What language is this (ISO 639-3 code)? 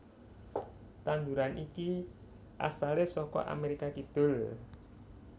jav